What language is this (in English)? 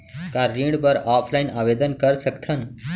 Chhattisgarhi